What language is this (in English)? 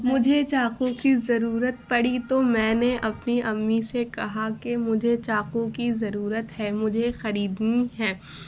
Urdu